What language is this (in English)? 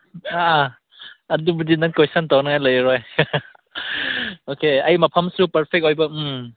Manipuri